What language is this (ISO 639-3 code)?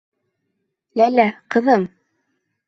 bak